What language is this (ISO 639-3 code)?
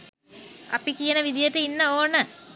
sin